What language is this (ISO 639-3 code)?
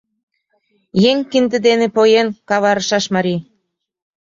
chm